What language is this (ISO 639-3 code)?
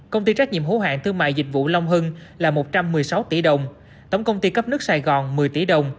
vie